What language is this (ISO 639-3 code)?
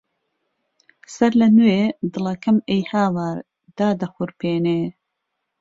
ckb